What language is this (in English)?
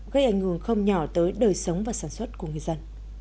Vietnamese